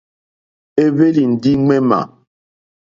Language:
Mokpwe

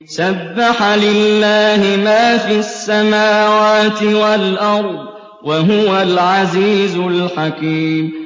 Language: Arabic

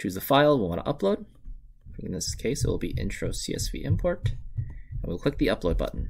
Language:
English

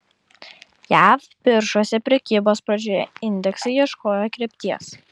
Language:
Lithuanian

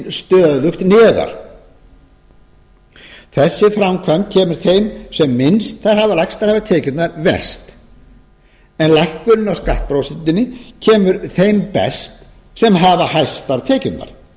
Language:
Icelandic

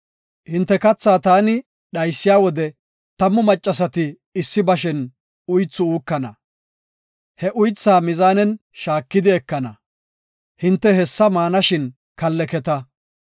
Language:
Gofa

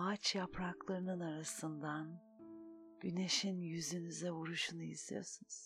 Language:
Turkish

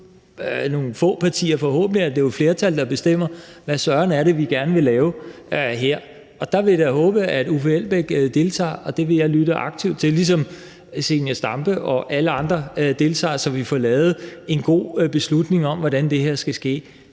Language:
Danish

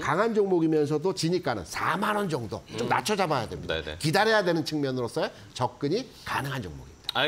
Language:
Korean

